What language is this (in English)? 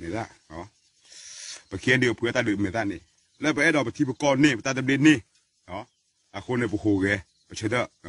French